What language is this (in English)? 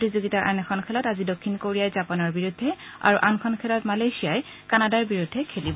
Assamese